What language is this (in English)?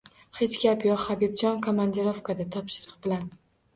Uzbek